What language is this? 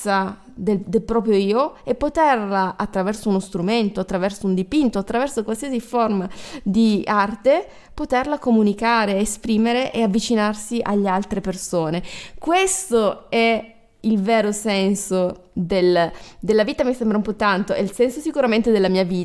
Italian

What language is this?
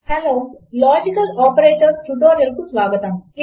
Telugu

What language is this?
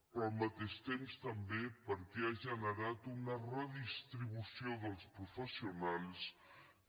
Catalan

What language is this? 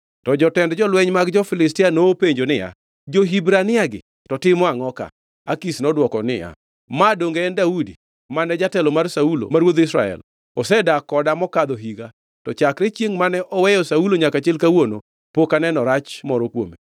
Luo (Kenya and Tanzania)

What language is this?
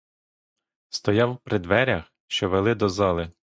Ukrainian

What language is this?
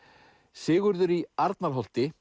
Icelandic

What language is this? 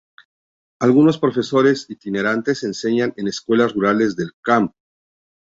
Spanish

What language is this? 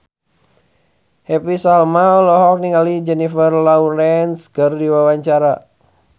Sundanese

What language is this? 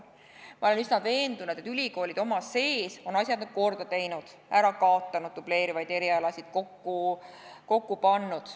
Estonian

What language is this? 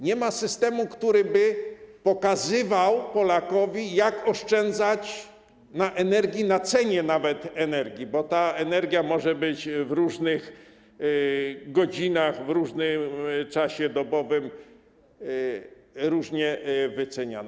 Polish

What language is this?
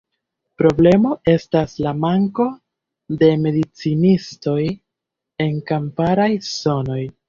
Esperanto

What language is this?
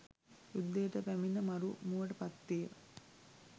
Sinhala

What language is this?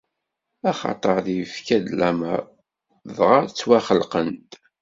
Kabyle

